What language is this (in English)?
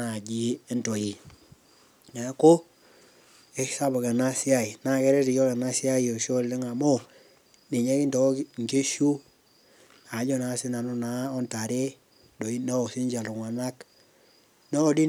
Masai